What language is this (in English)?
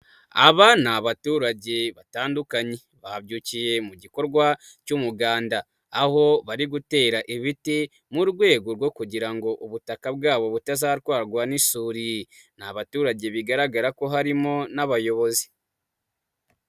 Kinyarwanda